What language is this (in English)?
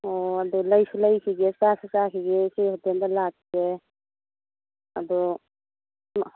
Manipuri